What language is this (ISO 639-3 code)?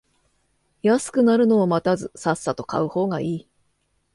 jpn